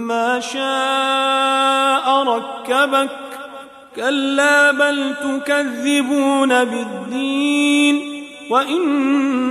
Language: Arabic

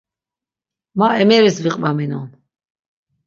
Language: Laz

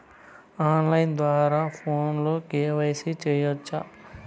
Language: Telugu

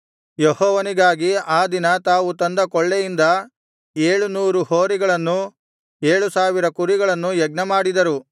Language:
Kannada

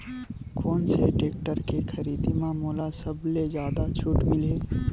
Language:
Chhattisgarhi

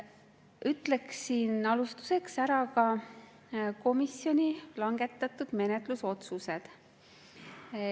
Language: Estonian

